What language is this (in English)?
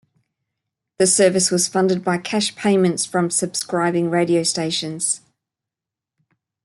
English